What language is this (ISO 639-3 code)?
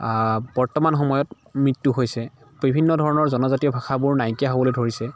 asm